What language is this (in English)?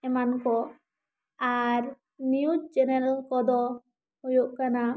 Santali